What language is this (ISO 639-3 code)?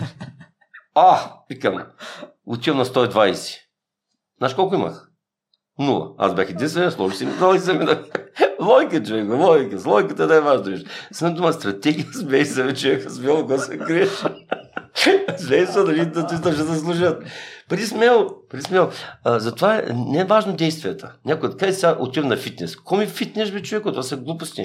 bul